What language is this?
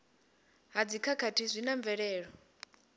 Venda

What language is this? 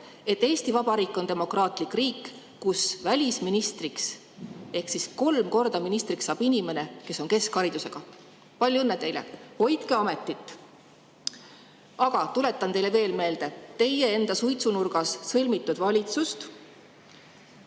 Estonian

